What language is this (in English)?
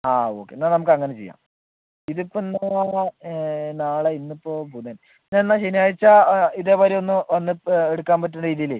Malayalam